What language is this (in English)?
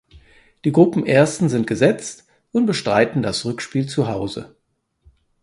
German